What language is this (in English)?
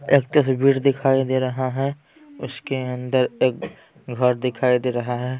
Hindi